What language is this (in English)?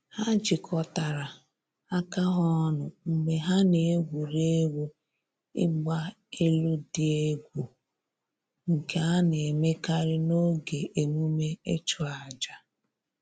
Igbo